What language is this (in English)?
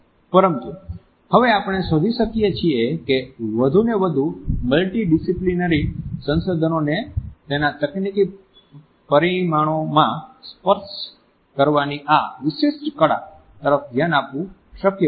Gujarati